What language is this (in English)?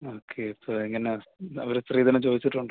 Malayalam